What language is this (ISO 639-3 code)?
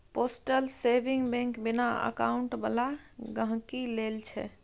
mai